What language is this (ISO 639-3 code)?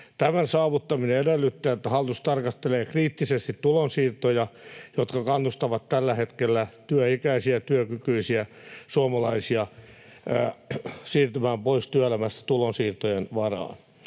fin